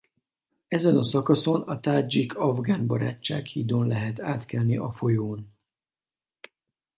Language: Hungarian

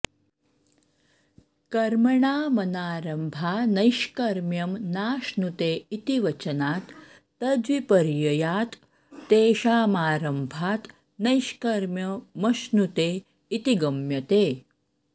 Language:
Sanskrit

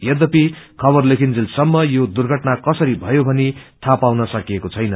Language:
Nepali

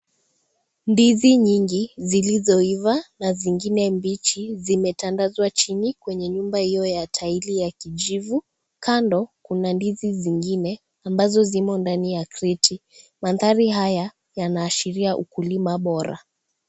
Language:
Swahili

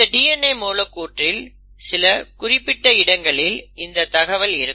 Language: Tamil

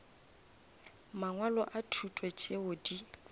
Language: Northern Sotho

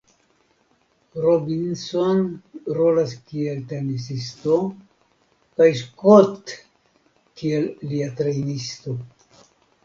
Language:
Esperanto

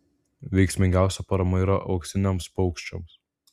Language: Lithuanian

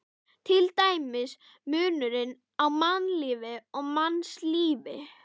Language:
Icelandic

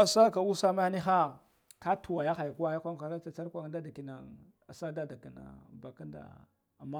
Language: Guduf-Gava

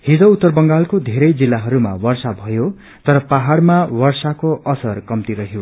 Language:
Nepali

